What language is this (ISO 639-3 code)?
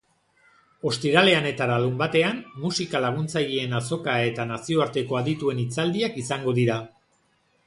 eus